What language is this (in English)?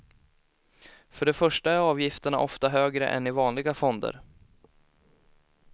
Swedish